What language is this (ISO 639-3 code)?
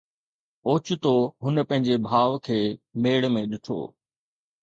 snd